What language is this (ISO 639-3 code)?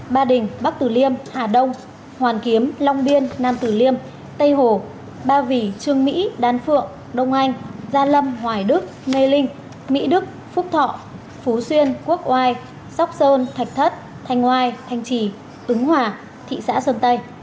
vie